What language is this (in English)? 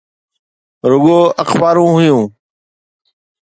Sindhi